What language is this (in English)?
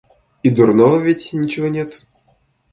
Russian